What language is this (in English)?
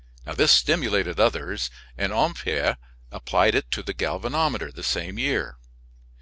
English